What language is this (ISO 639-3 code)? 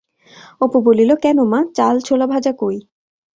ben